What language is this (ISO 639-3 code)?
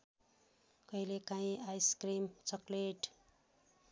nep